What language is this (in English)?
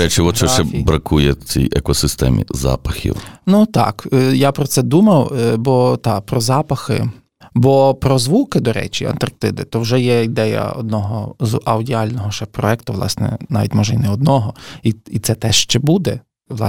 Ukrainian